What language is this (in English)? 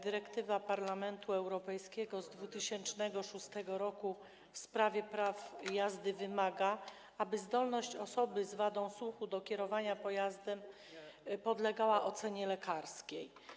Polish